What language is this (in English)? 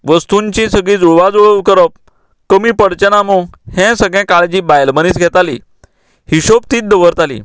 Konkani